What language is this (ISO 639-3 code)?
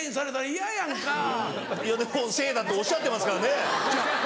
jpn